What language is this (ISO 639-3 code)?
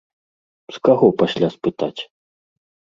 bel